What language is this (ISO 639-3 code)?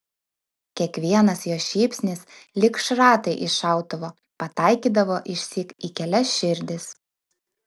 lit